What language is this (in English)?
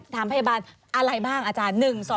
Thai